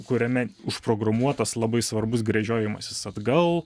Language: Lithuanian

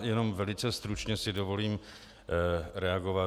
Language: Czech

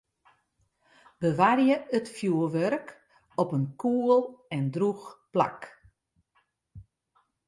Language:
Western Frisian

